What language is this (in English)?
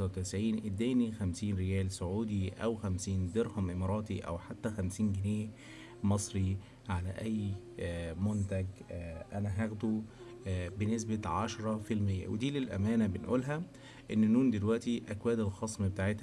Arabic